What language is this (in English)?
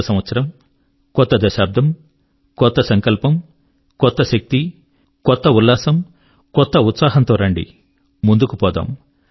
Telugu